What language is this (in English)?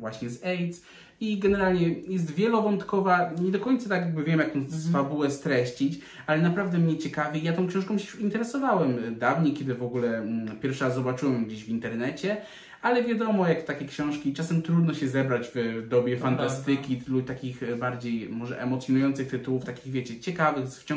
Polish